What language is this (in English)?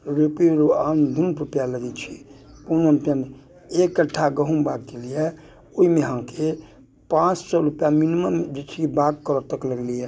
Maithili